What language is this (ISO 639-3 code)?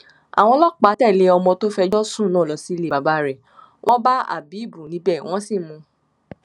yor